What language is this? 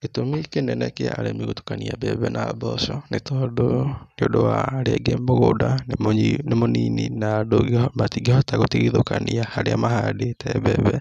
Kikuyu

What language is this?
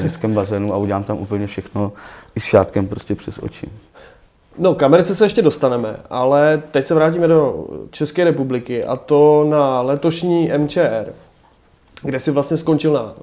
Czech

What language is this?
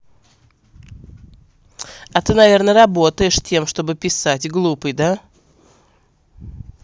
Russian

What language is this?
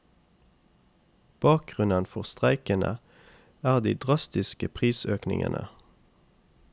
Norwegian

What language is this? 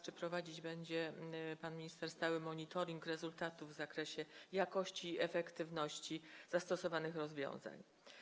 Polish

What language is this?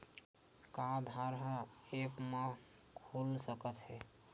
Chhattisgarhi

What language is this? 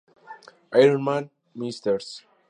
Spanish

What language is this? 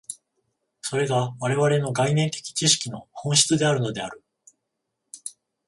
Japanese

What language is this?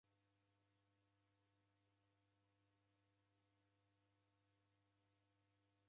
Taita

